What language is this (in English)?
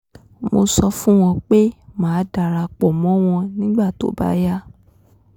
Yoruba